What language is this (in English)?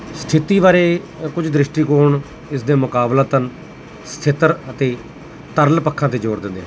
Punjabi